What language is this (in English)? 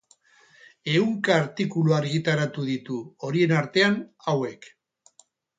Basque